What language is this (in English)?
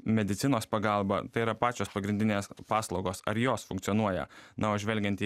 Lithuanian